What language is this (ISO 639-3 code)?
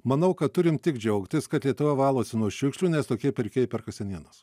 lit